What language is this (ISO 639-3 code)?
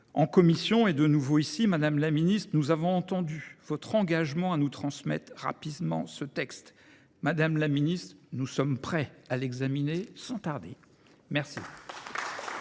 fra